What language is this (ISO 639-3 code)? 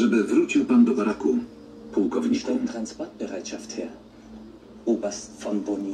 pol